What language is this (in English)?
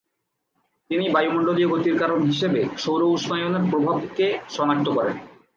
Bangla